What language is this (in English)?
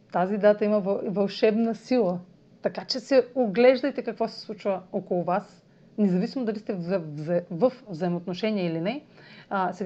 Bulgarian